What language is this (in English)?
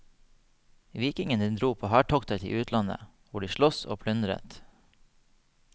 Norwegian